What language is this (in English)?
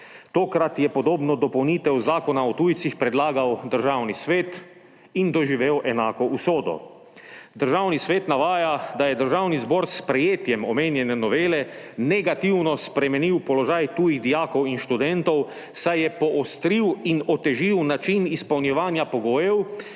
Slovenian